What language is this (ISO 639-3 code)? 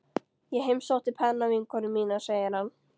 isl